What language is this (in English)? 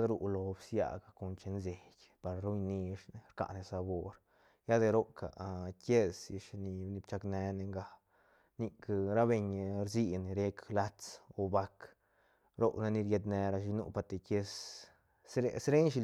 Santa Catarina Albarradas Zapotec